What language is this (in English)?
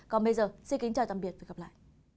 Vietnamese